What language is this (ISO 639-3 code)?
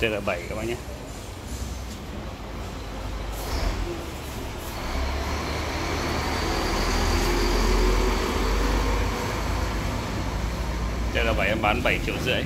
vie